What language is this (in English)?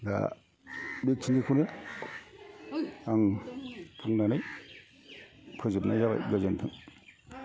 Bodo